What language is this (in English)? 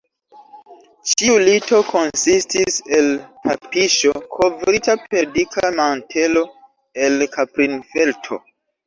Esperanto